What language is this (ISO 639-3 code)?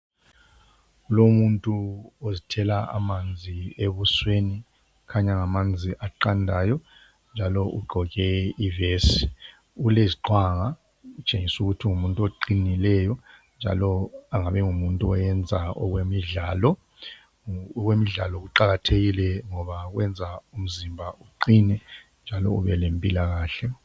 nde